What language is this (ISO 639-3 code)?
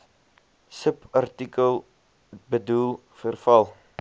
afr